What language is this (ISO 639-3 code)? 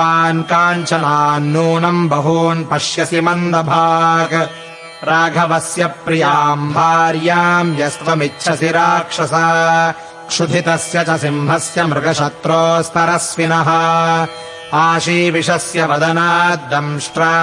kan